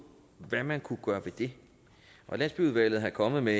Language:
Danish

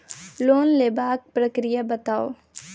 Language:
Maithili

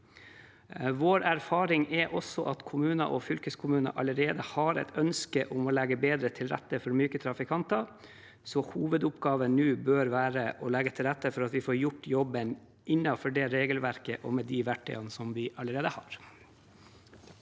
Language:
Norwegian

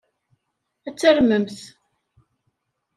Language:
Kabyle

